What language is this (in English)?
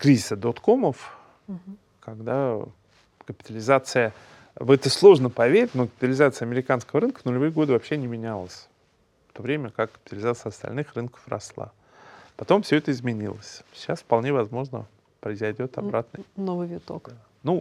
Russian